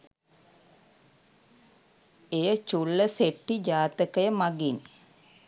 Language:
Sinhala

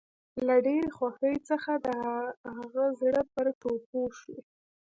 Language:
Pashto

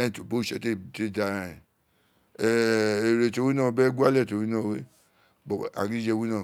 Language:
Isekiri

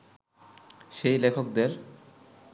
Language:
Bangla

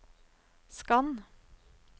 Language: Norwegian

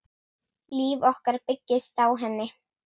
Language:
Icelandic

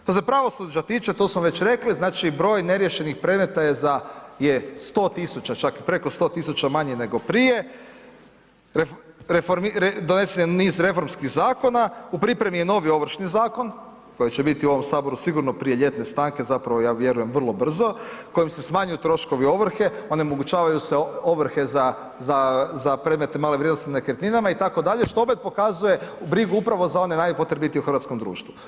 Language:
Croatian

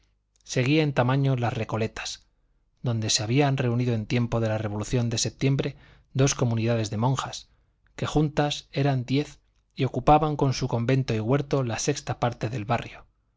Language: Spanish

